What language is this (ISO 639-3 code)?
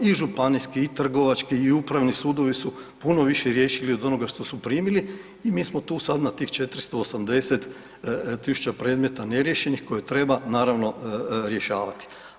hrv